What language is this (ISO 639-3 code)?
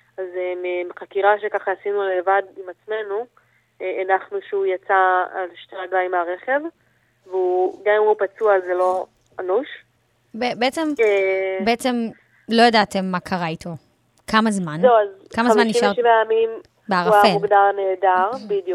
heb